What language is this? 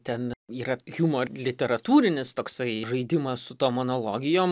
Lithuanian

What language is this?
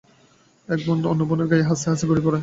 Bangla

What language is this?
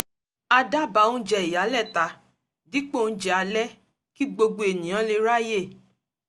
Yoruba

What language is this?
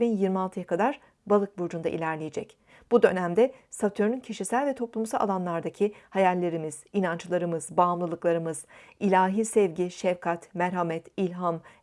Turkish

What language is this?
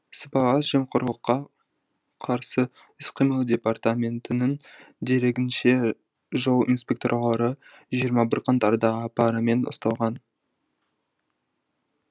Kazakh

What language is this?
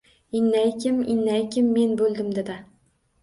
Uzbek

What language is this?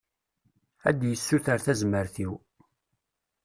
Kabyle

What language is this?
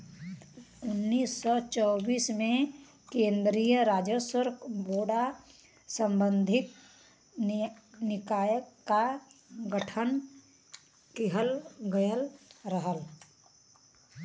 Bhojpuri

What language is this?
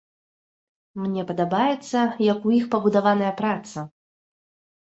Belarusian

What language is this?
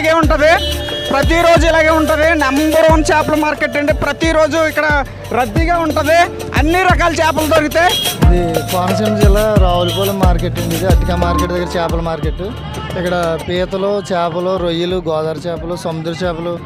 Indonesian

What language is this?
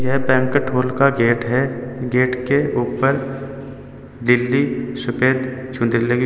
Hindi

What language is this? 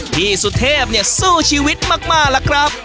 Thai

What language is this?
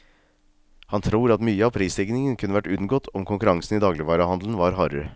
Norwegian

